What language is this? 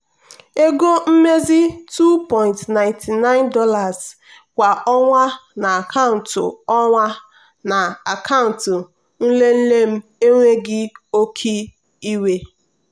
Igbo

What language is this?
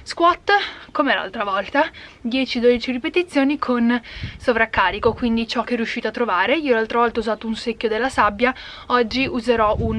Italian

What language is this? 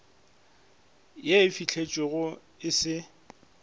Northern Sotho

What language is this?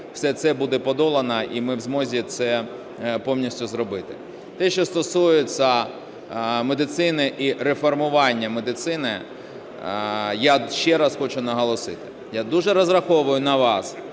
Ukrainian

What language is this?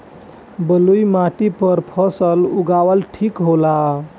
Bhojpuri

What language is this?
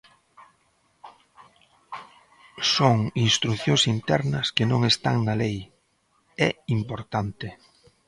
Galician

